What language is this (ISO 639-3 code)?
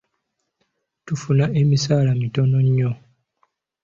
lug